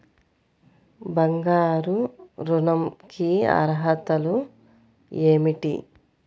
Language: Telugu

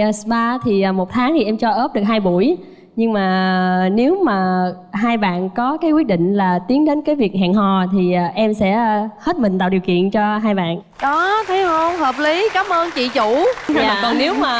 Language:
Vietnamese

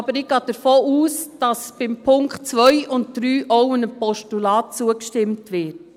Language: Swiss German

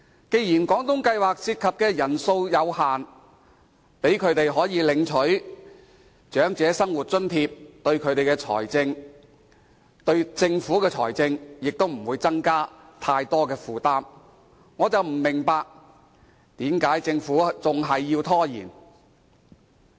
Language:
Cantonese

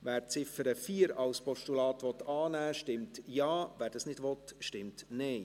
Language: Swiss German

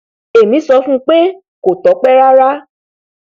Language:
Yoruba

